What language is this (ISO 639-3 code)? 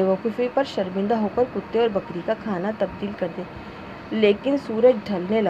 urd